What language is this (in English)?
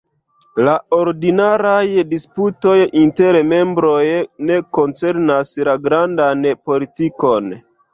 Esperanto